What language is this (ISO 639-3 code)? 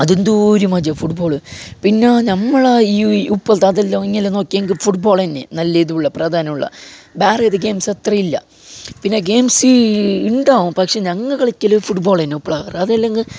mal